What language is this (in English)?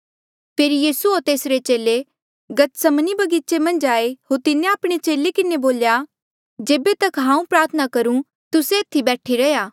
Mandeali